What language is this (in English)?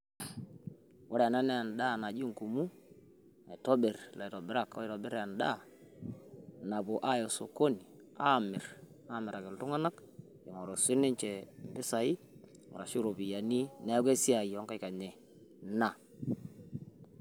Masai